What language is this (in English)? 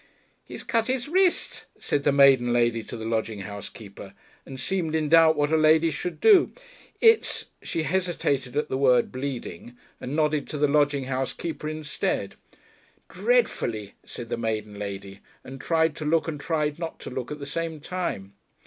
English